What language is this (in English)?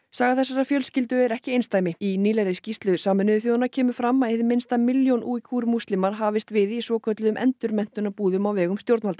Icelandic